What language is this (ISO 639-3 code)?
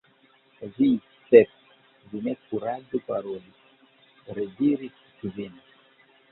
epo